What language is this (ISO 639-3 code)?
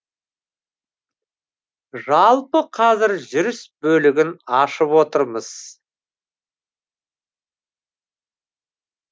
kaz